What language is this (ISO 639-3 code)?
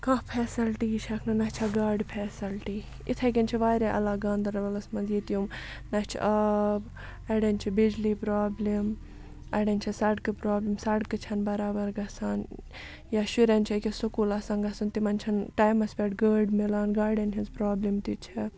kas